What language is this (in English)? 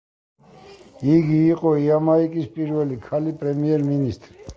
Georgian